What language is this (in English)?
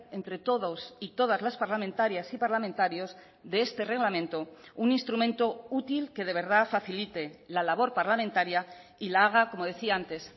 Spanish